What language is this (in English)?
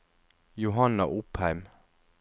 Norwegian